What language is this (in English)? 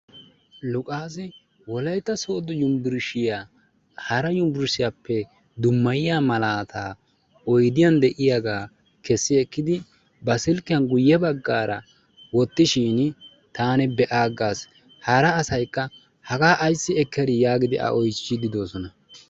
Wolaytta